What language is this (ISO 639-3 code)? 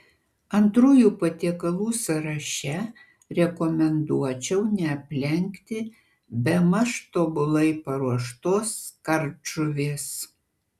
lit